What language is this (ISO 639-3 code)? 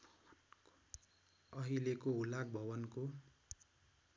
nep